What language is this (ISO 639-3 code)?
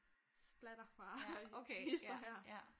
dan